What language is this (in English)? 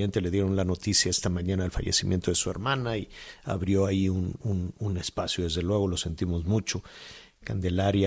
Spanish